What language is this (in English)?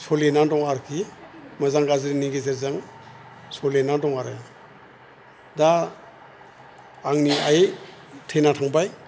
Bodo